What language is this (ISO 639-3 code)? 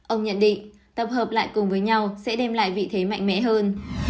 vie